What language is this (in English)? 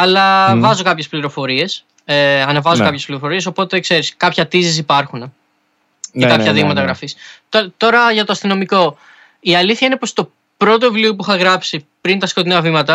Greek